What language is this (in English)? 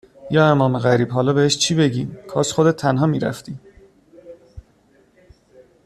Persian